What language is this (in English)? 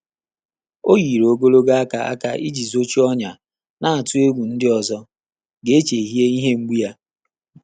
Igbo